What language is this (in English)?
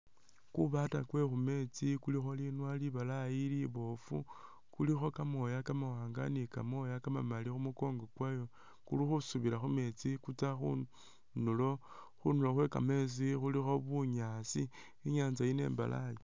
Masaaba